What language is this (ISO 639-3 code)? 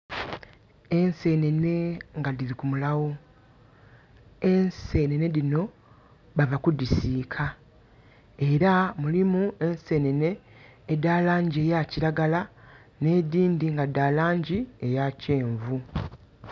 xog